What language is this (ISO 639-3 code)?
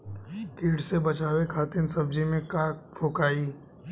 bho